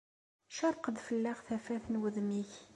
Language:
Kabyle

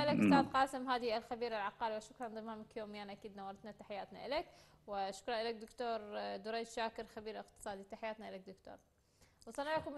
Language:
Arabic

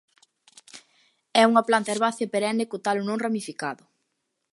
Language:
Galician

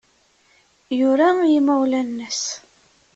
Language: Kabyle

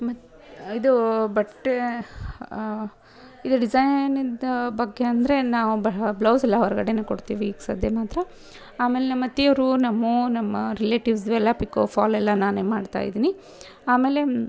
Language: Kannada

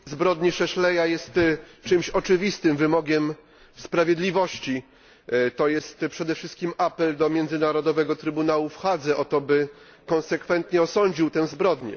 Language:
Polish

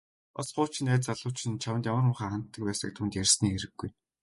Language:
Mongolian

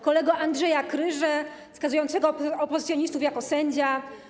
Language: Polish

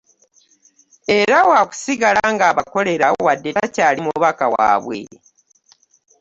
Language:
Ganda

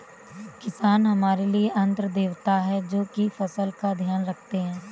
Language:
Hindi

